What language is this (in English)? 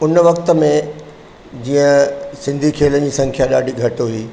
Sindhi